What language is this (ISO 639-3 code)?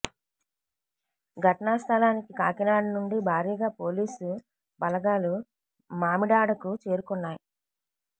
tel